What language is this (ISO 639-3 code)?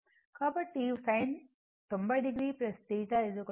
tel